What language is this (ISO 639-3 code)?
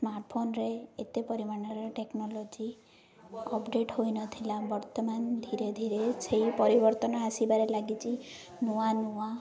ori